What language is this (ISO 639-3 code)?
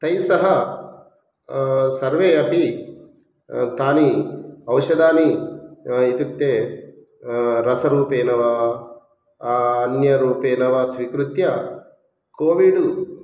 san